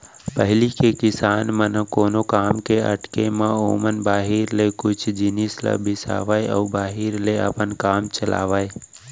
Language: Chhattisgarhi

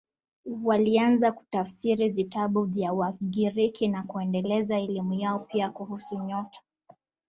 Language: Swahili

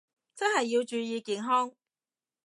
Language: Cantonese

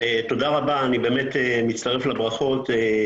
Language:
Hebrew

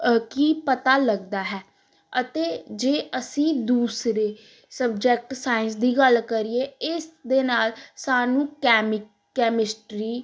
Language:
Punjabi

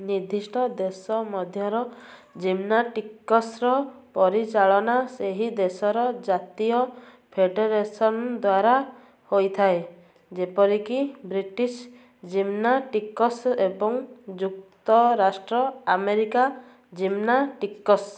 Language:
Odia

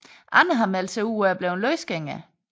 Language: Danish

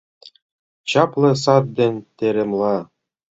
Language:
Mari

